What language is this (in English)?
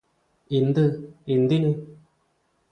Malayalam